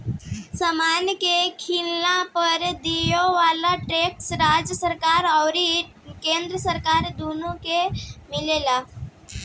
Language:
Bhojpuri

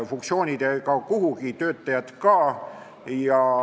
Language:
Estonian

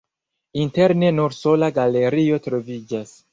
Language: Esperanto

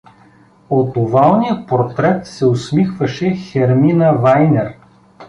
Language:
Bulgarian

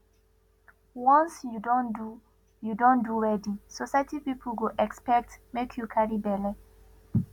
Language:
Nigerian Pidgin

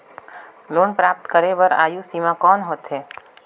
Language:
Chhattisgarhi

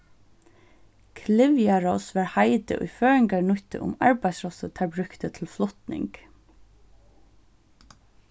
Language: Faroese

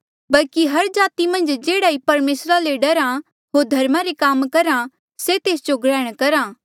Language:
Mandeali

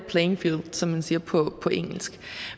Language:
Danish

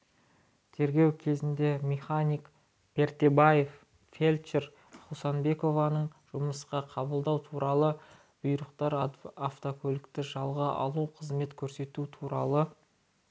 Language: Kazakh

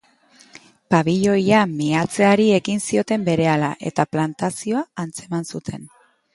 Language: Basque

